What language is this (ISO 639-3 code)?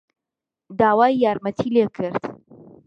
ckb